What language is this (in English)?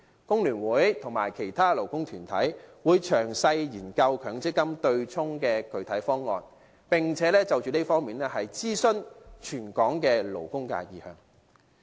Cantonese